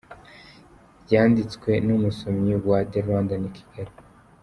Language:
Kinyarwanda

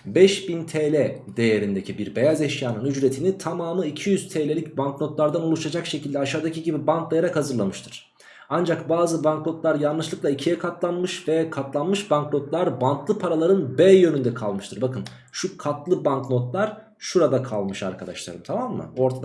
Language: Turkish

